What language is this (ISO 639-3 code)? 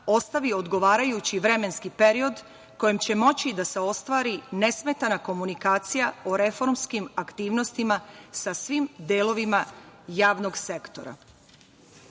srp